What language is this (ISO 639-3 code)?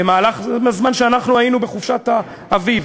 heb